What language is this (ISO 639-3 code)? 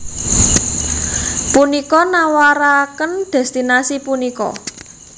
jav